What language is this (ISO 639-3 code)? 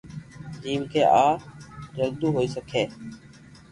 lrk